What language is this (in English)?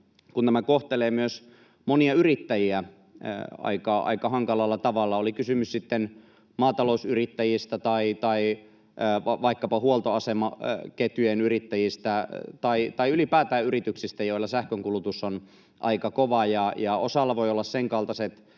Finnish